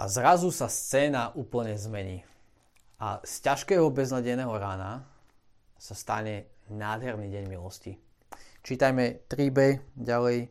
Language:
Slovak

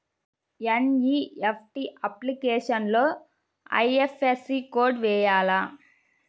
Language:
Telugu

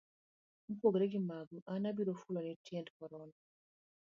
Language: Luo (Kenya and Tanzania)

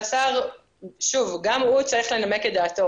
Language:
Hebrew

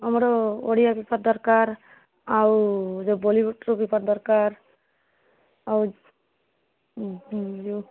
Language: Odia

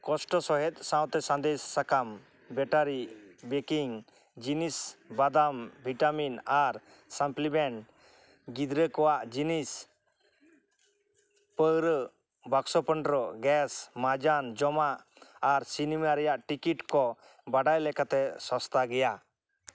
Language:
Santali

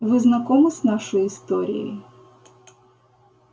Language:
Russian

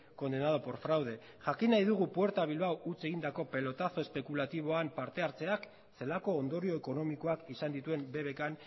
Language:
Basque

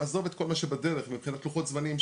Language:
Hebrew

